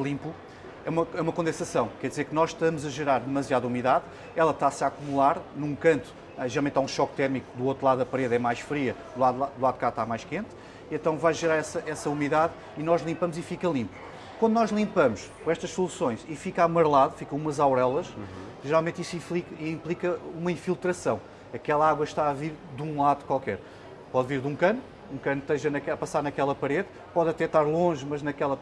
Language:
Portuguese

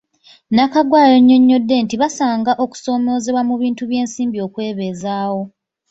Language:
Ganda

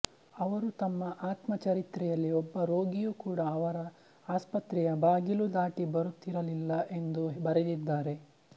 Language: Kannada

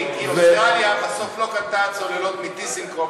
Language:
Hebrew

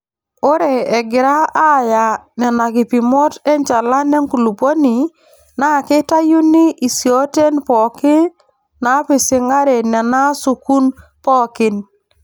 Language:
Masai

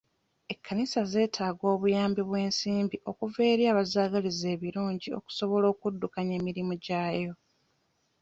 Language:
Ganda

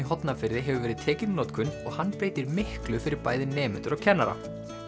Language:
Icelandic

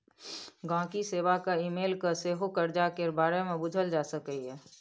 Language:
Maithili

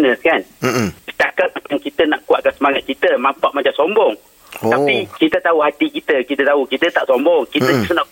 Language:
Malay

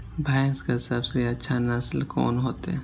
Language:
Maithili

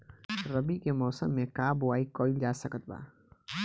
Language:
Bhojpuri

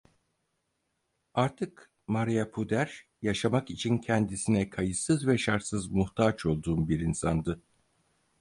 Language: Turkish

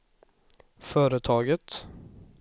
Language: Swedish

